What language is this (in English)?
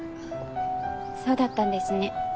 Japanese